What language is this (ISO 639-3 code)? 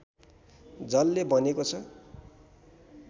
nep